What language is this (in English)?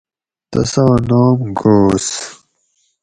Gawri